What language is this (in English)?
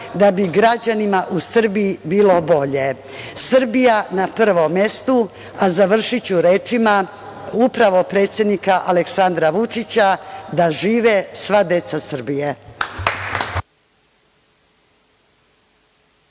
Serbian